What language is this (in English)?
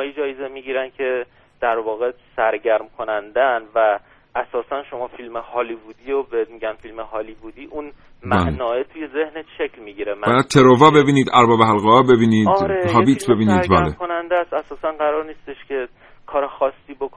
Persian